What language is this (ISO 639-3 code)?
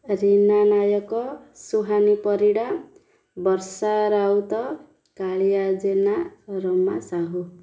ori